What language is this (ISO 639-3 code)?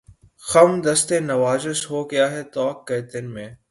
urd